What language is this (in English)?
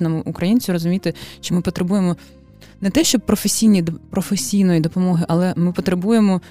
Ukrainian